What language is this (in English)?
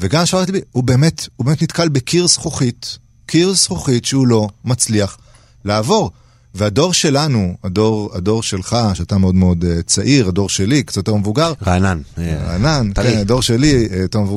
Hebrew